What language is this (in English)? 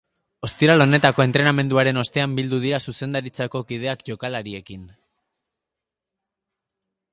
Basque